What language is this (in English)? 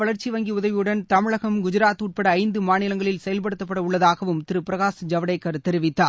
Tamil